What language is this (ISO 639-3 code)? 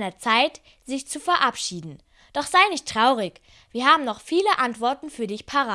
deu